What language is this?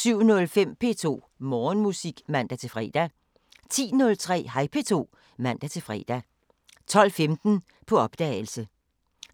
Danish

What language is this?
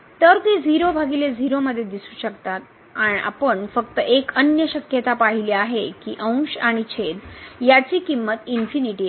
Marathi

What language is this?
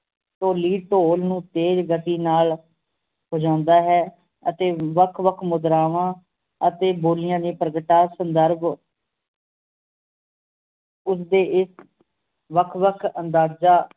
Punjabi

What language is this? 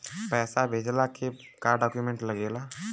Bhojpuri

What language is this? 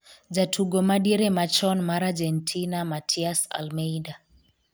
Luo (Kenya and Tanzania)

